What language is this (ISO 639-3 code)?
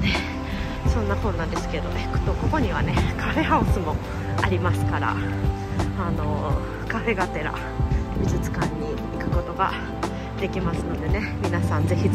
jpn